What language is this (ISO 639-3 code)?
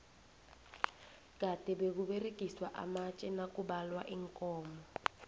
nbl